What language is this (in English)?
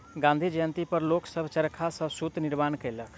Maithili